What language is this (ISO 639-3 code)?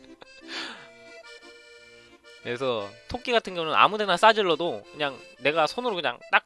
kor